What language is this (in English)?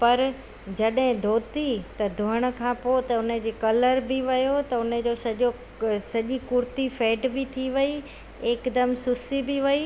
Sindhi